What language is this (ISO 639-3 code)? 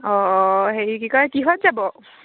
asm